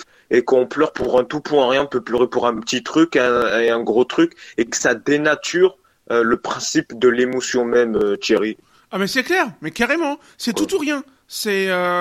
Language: French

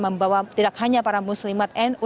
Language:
Indonesian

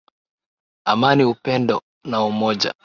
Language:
Swahili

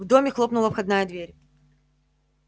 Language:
Russian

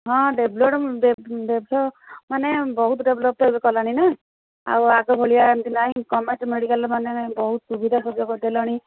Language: Odia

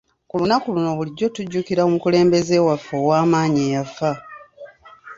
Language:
Ganda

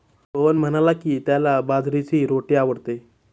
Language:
Marathi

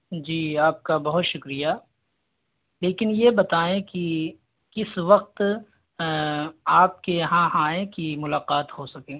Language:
Urdu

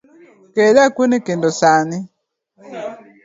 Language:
Luo (Kenya and Tanzania)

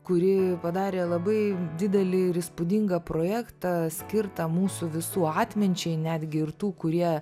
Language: Lithuanian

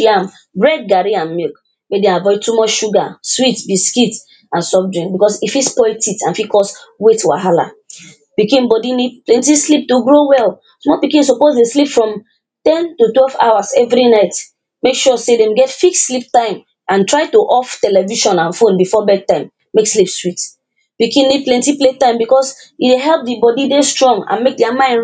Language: Nigerian Pidgin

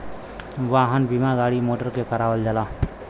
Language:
Bhojpuri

